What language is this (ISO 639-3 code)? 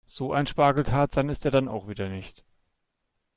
deu